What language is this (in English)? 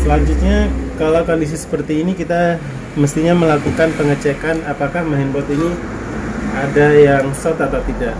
Indonesian